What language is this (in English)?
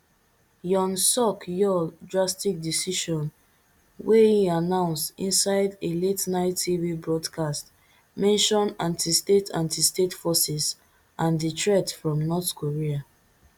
Nigerian Pidgin